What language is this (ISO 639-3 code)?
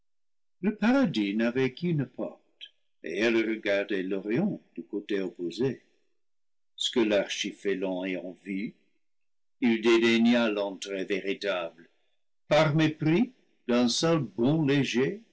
fra